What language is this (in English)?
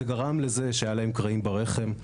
Hebrew